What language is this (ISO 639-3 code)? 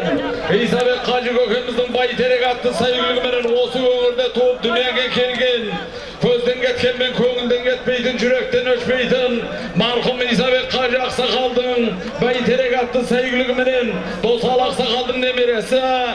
tur